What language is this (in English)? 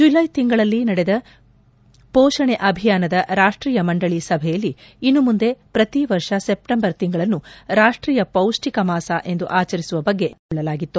Kannada